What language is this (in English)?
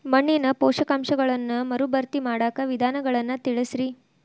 Kannada